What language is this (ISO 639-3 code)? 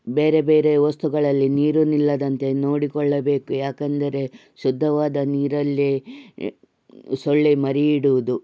kan